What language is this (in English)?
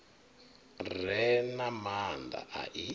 Venda